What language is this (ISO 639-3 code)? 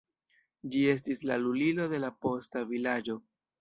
epo